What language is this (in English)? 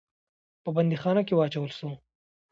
Pashto